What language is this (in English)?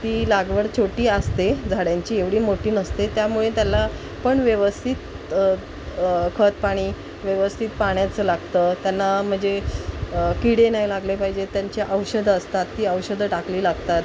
Marathi